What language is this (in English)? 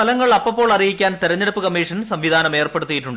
Malayalam